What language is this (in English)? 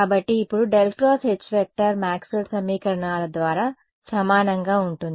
Telugu